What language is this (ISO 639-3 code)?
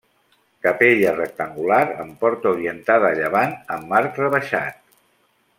cat